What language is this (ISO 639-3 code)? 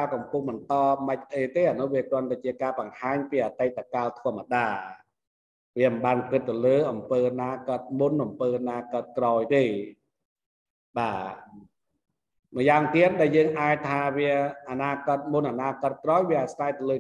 vie